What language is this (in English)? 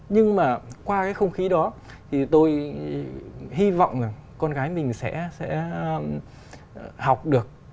Vietnamese